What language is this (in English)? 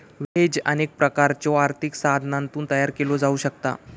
Marathi